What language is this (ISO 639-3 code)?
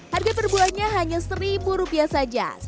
ind